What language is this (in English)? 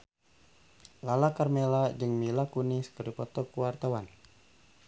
Sundanese